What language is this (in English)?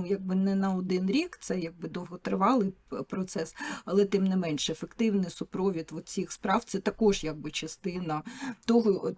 Ukrainian